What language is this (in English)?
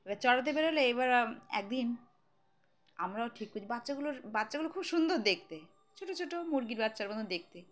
Bangla